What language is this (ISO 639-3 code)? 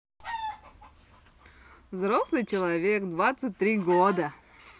rus